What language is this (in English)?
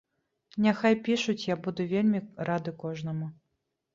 Belarusian